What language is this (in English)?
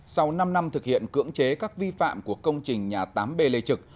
Vietnamese